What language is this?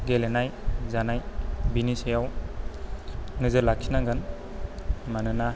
Bodo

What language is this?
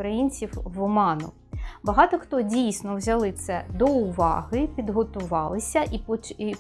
Ukrainian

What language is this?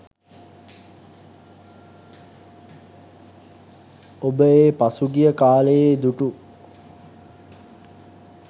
Sinhala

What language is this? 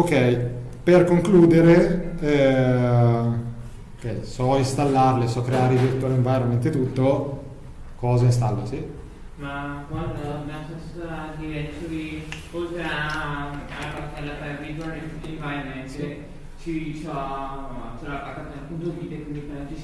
Italian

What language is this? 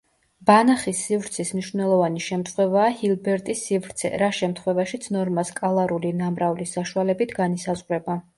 Georgian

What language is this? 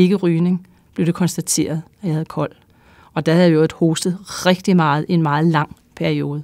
Danish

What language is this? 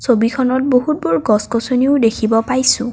Assamese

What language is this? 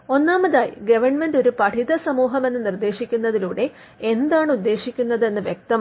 Malayalam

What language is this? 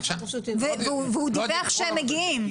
Hebrew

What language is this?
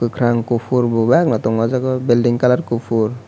Kok Borok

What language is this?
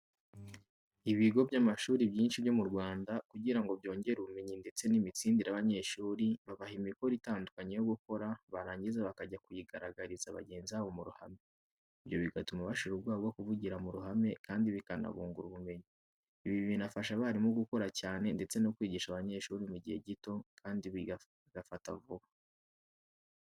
Kinyarwanda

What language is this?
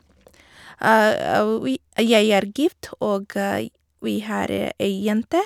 Norwegian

